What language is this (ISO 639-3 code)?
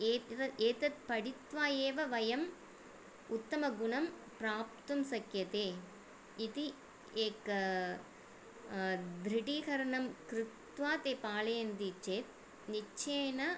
san